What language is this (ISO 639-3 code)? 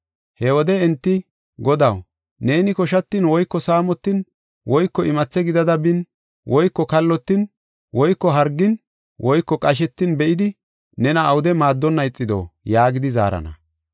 gof